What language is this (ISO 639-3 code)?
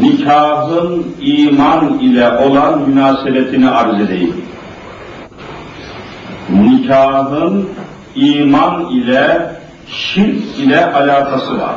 tur